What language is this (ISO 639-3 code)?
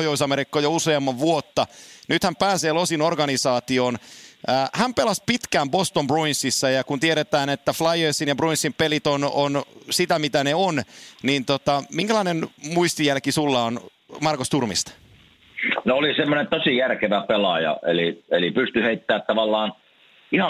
fin